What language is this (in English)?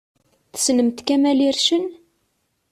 Kabyle